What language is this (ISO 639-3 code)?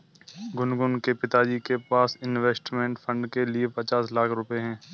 hin